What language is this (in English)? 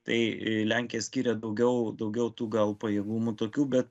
Lithuanian